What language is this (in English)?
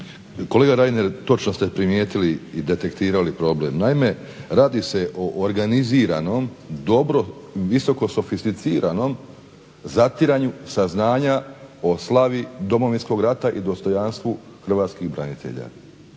Croatian